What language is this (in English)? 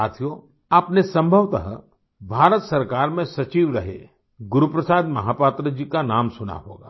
Hindi